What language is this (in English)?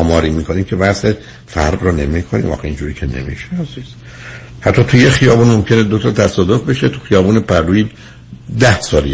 Persian